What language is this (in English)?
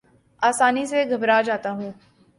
Urdu